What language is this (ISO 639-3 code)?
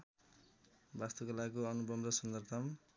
nep